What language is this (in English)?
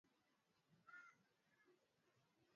Swahili